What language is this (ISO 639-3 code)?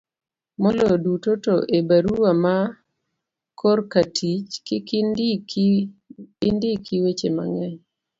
luo